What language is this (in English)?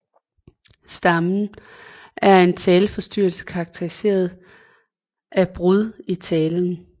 Danish